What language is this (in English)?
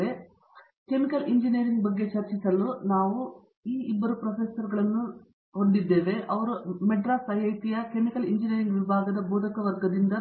Kannada